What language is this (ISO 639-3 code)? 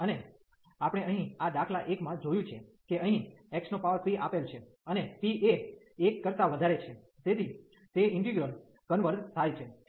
guj